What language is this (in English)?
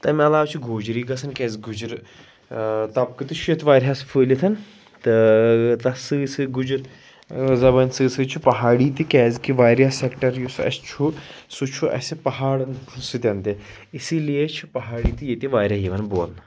Kashmiri